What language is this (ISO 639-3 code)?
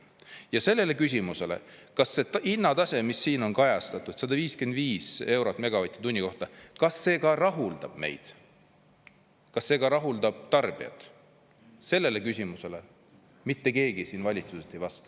est